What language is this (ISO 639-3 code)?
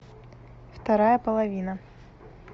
rus